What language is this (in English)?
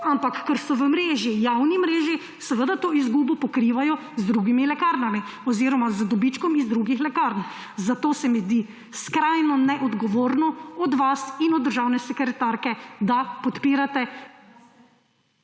Slovenian